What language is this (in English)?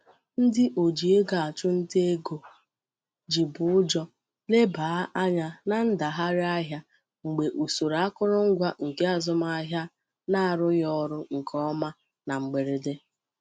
Igbo